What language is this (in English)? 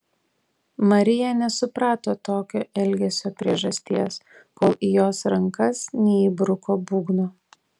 Lithuanian